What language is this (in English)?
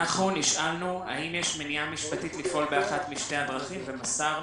Hebrew